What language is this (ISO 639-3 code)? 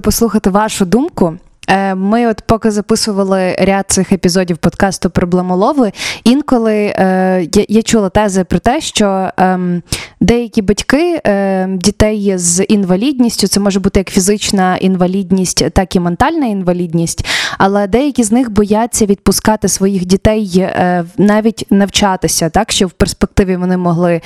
ukr